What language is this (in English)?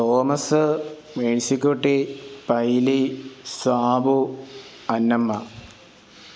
Malayalam